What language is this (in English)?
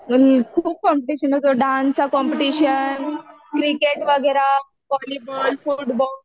Marathi